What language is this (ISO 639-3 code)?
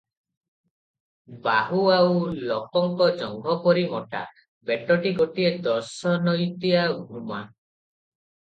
ori